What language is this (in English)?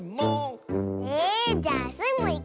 Japanese